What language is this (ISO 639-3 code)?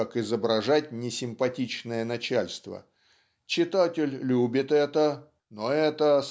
rus